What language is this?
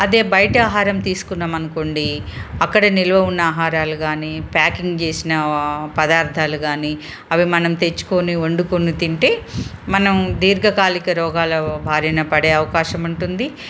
Telugu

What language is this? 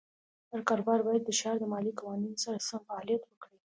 Pashto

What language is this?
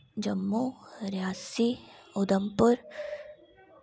Dogri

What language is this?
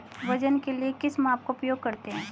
Hindi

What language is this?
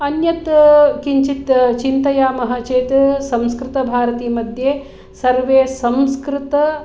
Sanskrit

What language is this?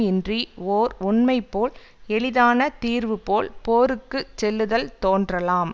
Tamil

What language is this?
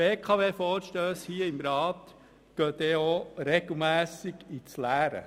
Swiss German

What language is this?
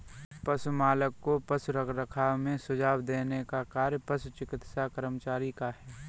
Hindi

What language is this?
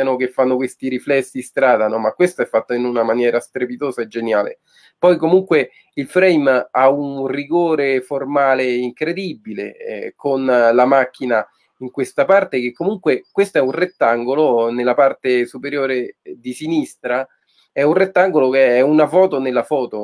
Italian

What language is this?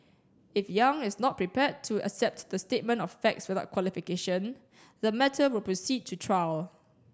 English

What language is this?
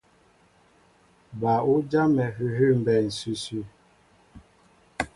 Mbo (Cameroon)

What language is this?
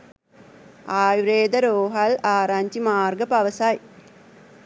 Sinhala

